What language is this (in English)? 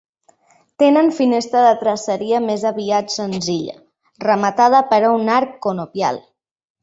Catalan